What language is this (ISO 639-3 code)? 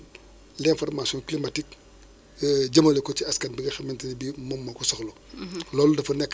wol